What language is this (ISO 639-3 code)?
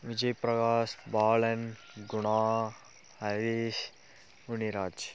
tam